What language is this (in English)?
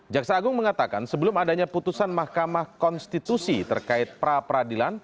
Indonesian